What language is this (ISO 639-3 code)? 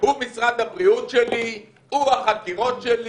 heb